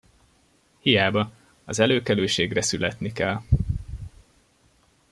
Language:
Hungarian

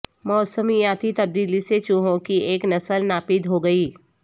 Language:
Urdu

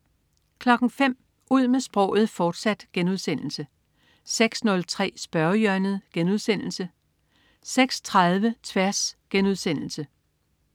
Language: Danish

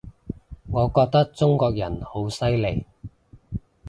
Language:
Cantonese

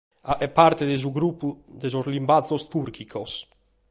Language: Sardinian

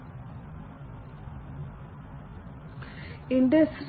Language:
Malayalam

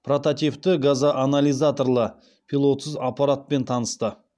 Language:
Kazakh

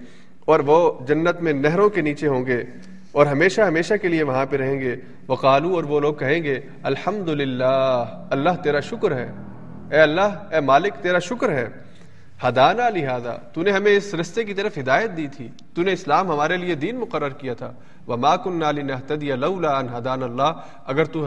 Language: Urdu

